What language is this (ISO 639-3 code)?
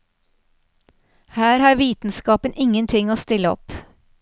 nor